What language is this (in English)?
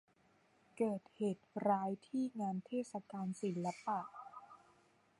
Thai